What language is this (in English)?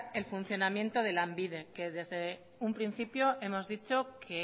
Spanish